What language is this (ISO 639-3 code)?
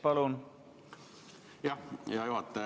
est